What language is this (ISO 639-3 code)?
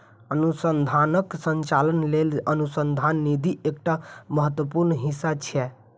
mai